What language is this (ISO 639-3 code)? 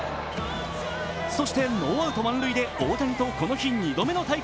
jpn